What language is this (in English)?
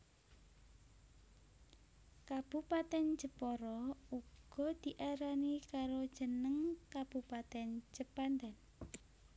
Javanese